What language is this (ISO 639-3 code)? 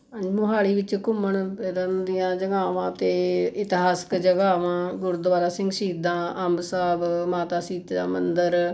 pan